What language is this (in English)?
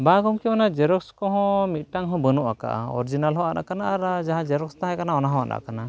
Santali